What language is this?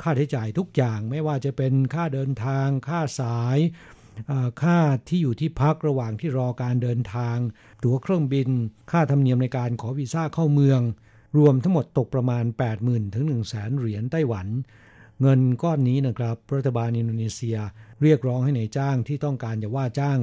Thai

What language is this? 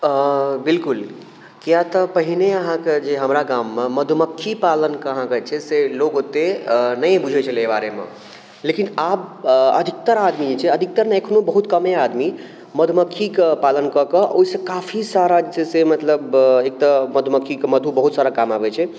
Maithili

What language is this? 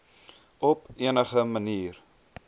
Afrikaans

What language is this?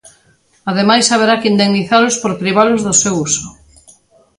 Galician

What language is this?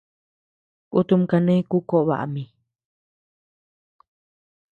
Tepeuxila Cuicatec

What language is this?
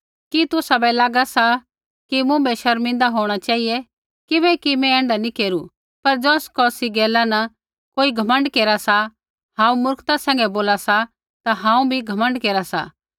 Kullu Pahari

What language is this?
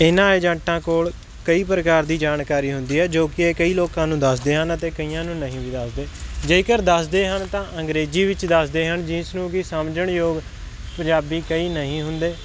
Punjabi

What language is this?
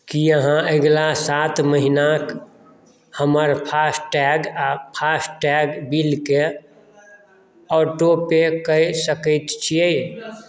Maithili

